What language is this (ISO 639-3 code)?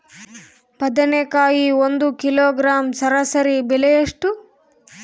kan